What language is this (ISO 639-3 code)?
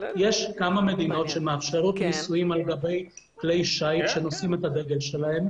heb